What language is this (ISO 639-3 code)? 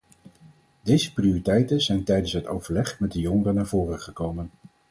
nld